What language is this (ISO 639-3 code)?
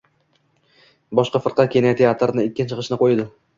uzb